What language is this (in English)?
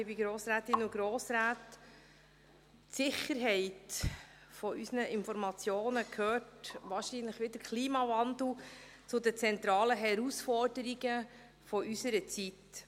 Swiss German